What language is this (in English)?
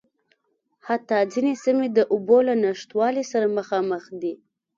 Pashto